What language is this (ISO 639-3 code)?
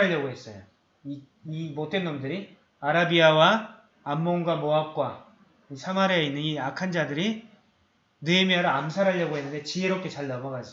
kor